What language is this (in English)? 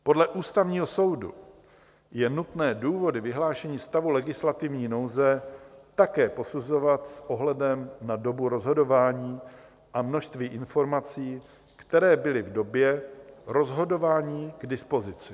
Czech